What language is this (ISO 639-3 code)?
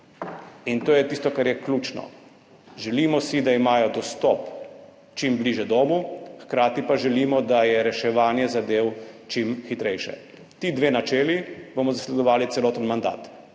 slv